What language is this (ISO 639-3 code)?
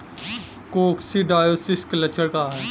bho